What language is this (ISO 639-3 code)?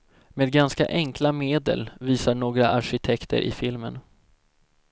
swe